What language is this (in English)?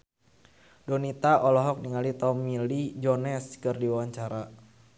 Sundanese